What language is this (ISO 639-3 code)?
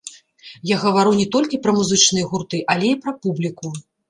bel